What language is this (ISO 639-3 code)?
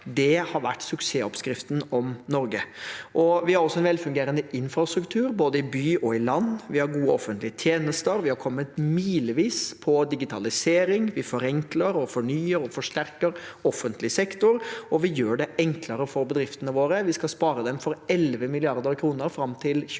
nor